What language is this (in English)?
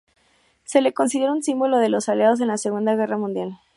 Spanish